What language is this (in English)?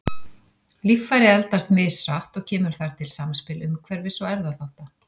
Icelandic